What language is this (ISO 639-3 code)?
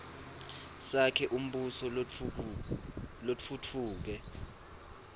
ssw